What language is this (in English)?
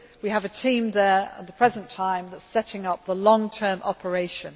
English